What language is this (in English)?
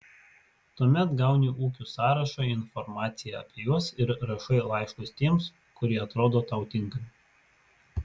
Lithuanian